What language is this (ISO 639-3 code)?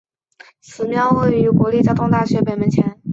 zho